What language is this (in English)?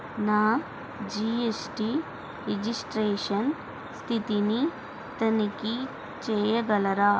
Telugu